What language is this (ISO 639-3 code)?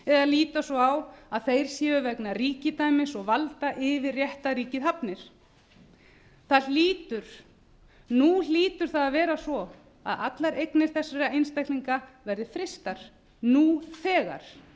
isl